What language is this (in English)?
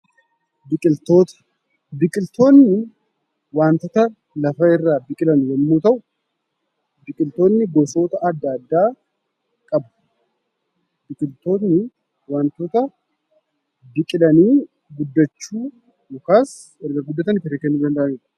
Oromo